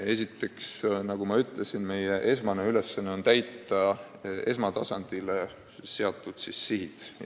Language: Estonian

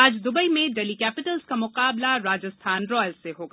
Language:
Hindi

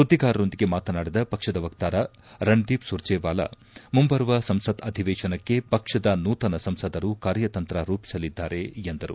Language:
Kannada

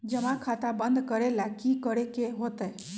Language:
Magahi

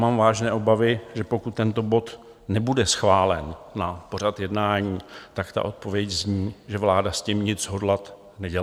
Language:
Czech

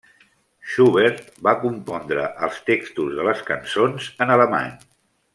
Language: Catalan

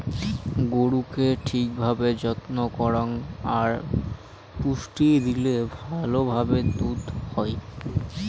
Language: Bangla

